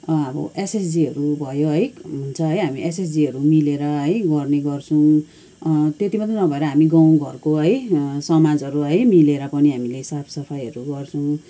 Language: Nepali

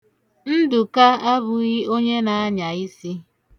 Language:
Igbo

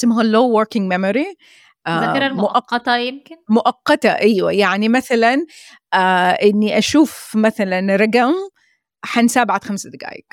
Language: Arabic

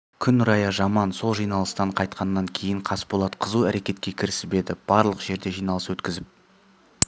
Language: Kazakh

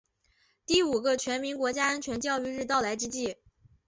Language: Chinese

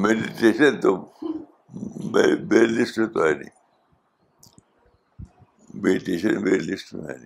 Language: Urdu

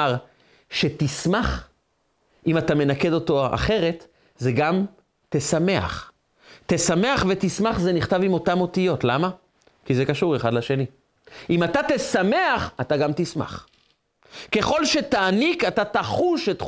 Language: Hebrew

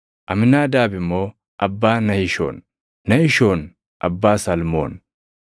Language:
Oromo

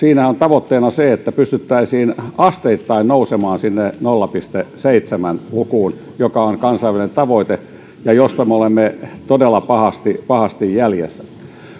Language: Finnish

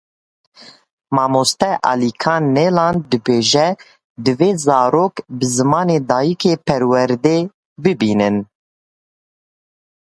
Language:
Kurdish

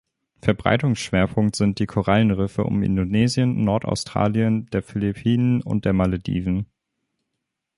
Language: German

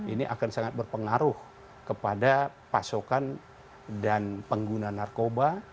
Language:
Indonesian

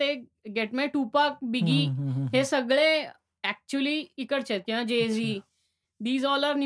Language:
Marathi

